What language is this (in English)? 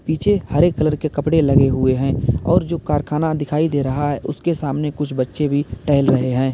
Hindi